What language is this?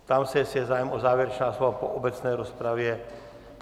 Czech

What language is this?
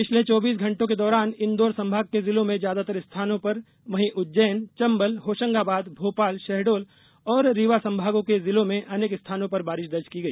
Hindi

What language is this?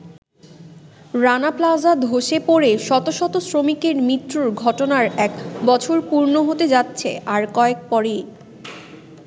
Bangla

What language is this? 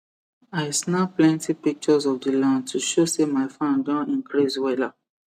Nigerian Pidgin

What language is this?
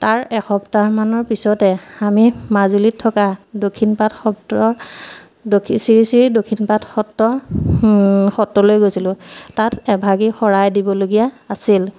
Assamese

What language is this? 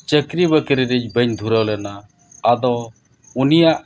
Santali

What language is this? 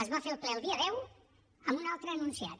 Catalan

